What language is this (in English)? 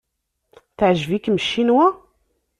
Kabyle